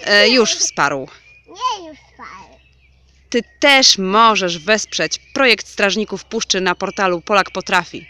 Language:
Polish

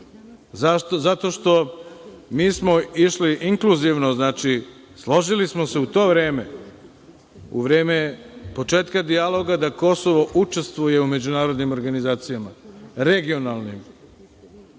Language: Serbian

